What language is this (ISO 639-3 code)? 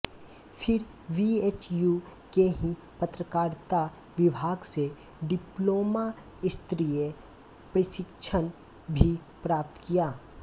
hin